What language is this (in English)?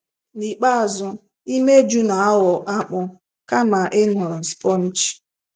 Igbo